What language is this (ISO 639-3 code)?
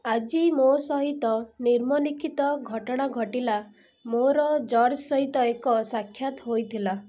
ori